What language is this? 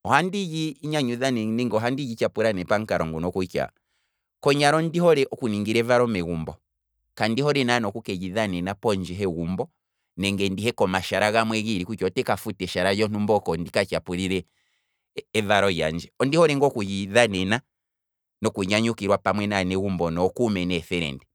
Kwambi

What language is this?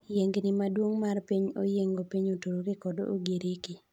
Luo (Kenya and Tanzania)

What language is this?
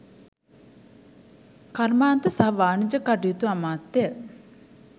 Sinhala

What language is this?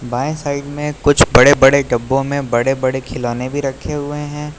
Hindi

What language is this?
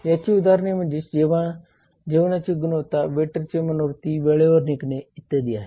Marathi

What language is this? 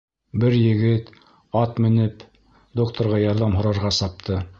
Bashkir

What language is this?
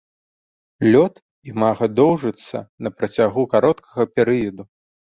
Belarusian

